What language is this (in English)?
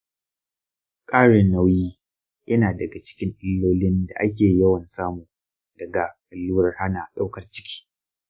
Hausa